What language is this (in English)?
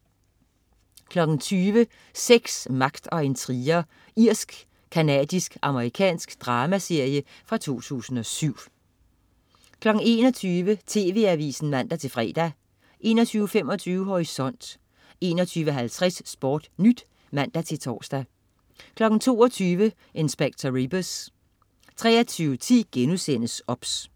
Danish